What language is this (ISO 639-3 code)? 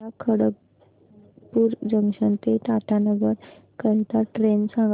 mar